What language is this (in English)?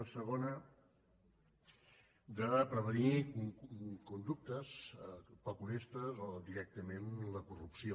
Catalan